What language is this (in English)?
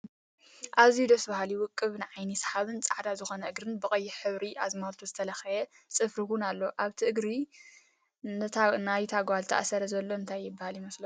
Tigrinya